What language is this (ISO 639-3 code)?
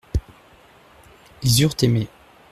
fra